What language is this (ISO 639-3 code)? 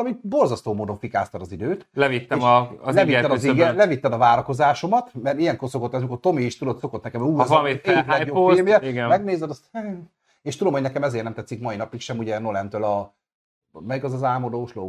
hun